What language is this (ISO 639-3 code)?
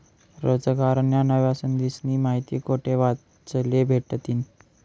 mar